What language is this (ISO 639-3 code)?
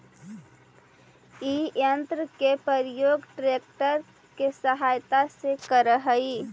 mag